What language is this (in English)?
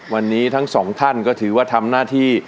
Thai